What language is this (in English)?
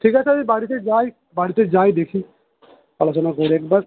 Bangla